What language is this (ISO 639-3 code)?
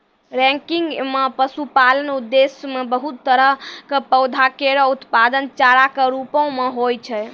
mai